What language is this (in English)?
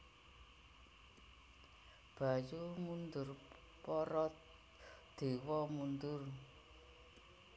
Javanese